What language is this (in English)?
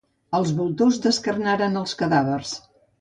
Catalan